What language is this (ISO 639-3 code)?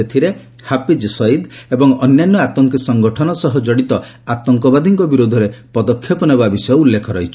ori